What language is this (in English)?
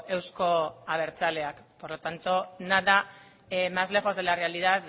Spanish